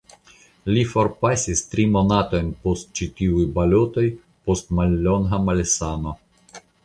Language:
Esperanto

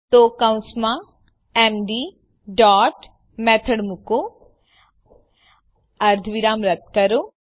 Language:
Gujarati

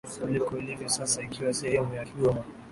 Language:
Swahili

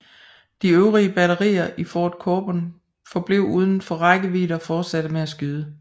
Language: Danish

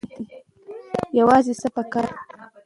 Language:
Pashto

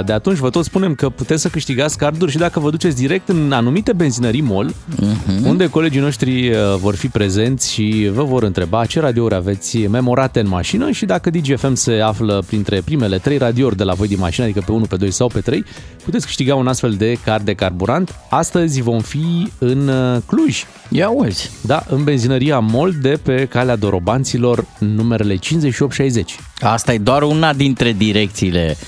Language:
Romanian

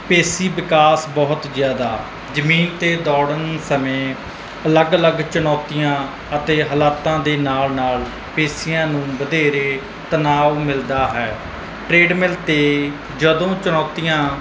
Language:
Punjabi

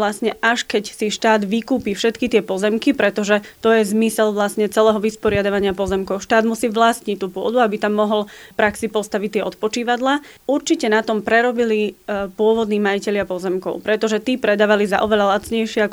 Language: Slovak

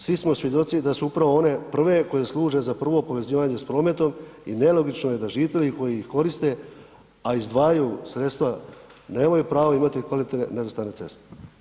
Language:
Croatian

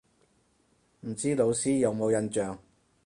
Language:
Cantonese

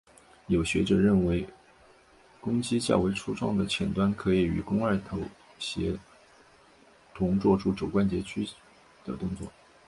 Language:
Chinese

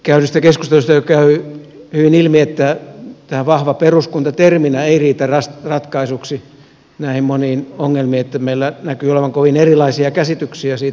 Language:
Finnish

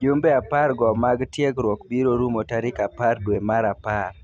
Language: Luo (Kenya and Tanzania)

